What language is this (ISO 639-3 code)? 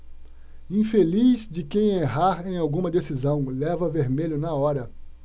por